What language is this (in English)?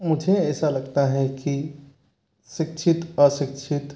Hindi